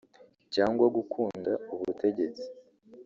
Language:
Kinyarwanda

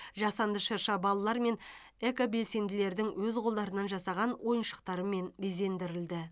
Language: Kazakh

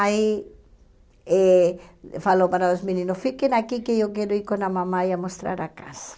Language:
Portuguese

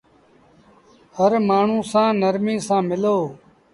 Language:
Sindhi Bhil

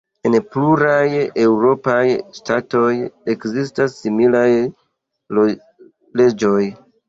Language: Esperanto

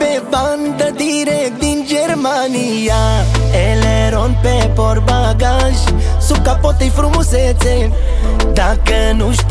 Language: Romanian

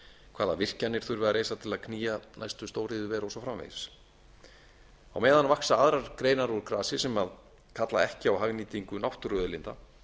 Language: Icelandic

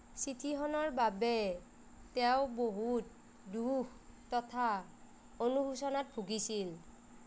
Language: Assamese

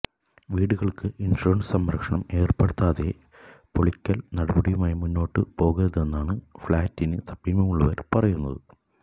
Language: Malayalam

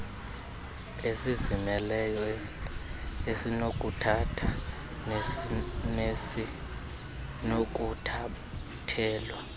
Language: Xhosa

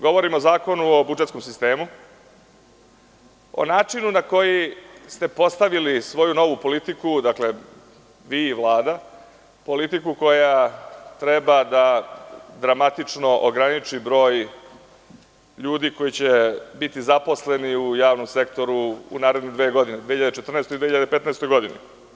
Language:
Serbian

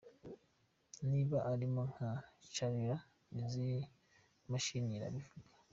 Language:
Kinyarwanda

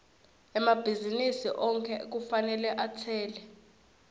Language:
Swati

